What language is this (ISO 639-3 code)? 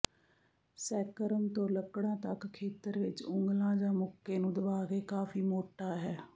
pan